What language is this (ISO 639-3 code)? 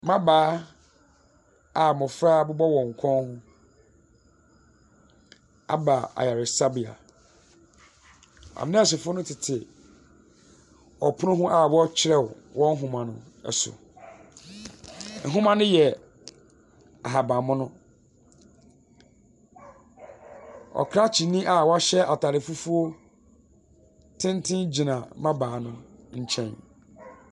aka